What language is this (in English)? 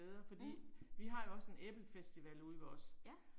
Danish